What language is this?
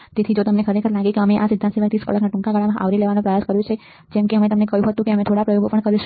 Gujarati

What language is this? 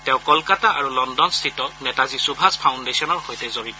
Assamese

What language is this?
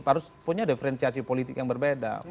Indonesian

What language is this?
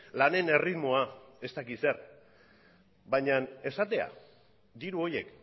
Basque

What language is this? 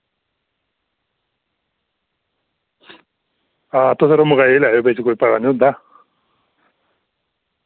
Dogri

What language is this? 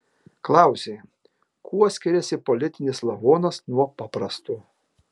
Lithuanian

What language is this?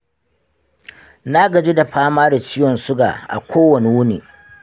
Hausa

